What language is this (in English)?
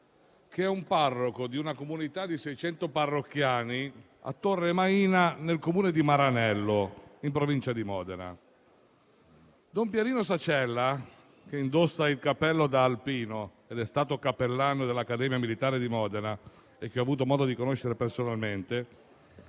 Italian